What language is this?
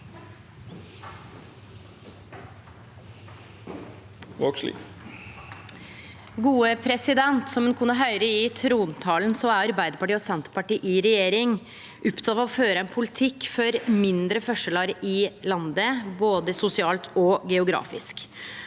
Norwegian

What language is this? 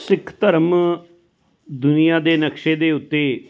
Punjabi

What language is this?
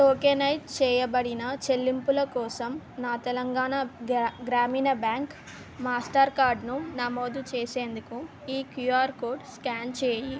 Telugu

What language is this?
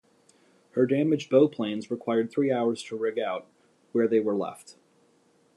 English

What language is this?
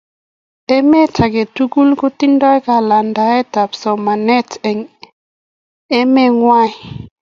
Kalenjin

